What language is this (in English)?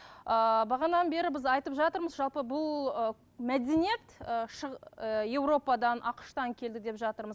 Kazakh